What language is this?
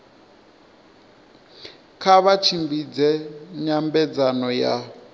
Venda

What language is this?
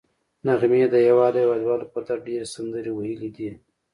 Pashto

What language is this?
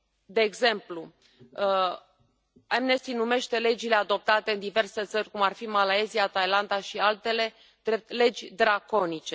Romanian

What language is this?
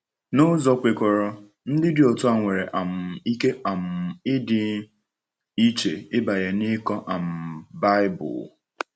Igbo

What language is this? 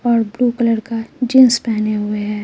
Hindi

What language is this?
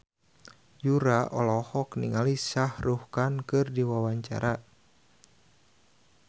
Sundanese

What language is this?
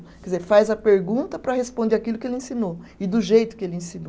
Portuguese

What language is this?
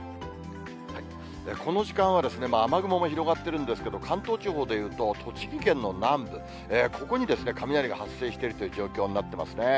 Japanese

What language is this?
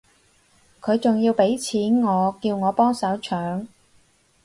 Cantonese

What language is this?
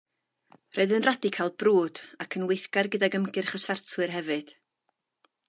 Welsh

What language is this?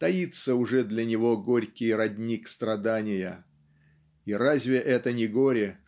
Russian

